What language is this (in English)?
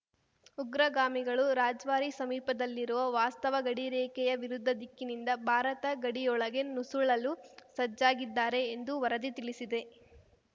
Kannada